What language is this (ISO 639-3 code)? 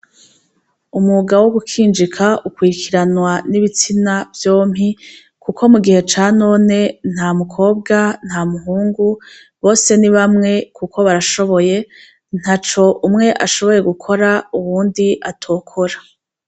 run